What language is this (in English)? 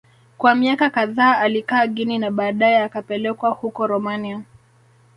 Swahili